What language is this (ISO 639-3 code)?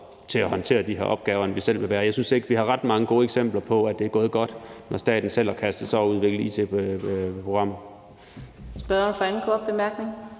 dan